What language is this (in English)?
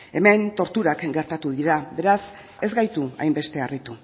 Basque